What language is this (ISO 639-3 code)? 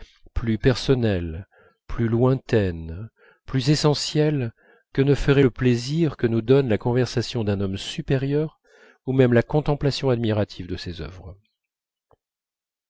fra